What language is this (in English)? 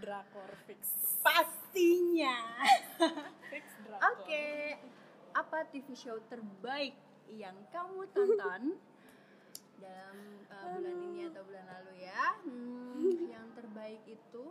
Indonesian